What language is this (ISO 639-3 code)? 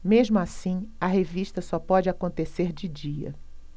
por